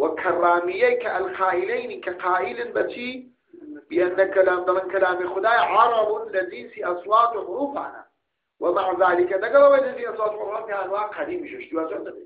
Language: Arabic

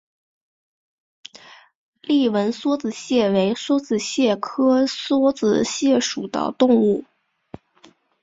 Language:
Chinese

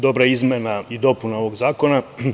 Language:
Serbian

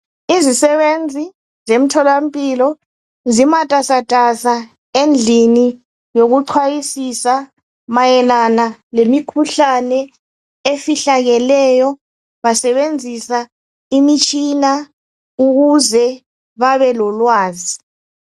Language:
North Ndebele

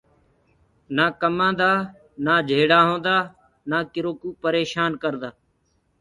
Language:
Gurgula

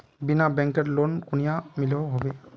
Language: Magahi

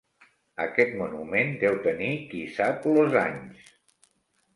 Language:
Catalan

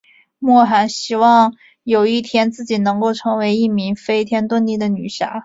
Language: Chinese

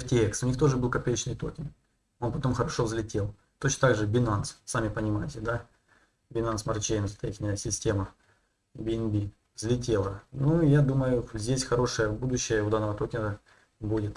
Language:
Russian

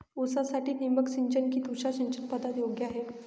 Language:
Marathi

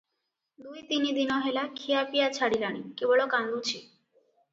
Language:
Odia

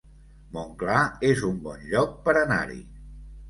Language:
Catalan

